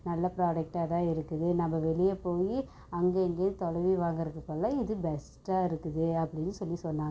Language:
Tamil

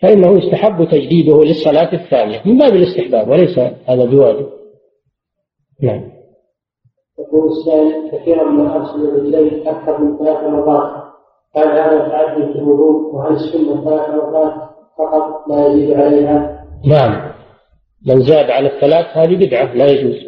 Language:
Arabic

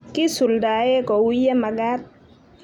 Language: Kalenjin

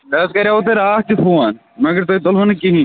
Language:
Kashmiri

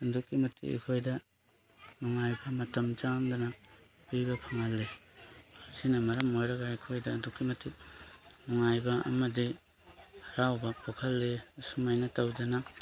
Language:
Manipuri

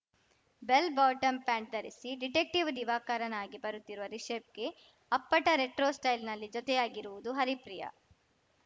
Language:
Kannada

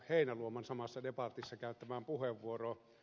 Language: Finnish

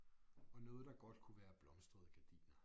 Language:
Danish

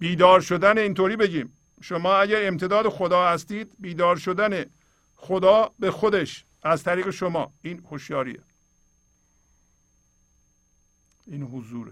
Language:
Persian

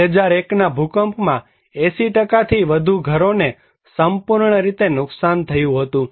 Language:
Gujarati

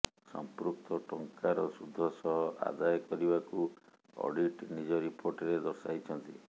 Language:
Odia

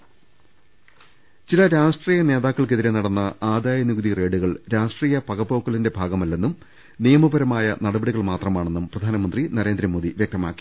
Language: Malayalam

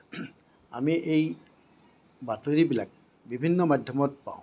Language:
Assamese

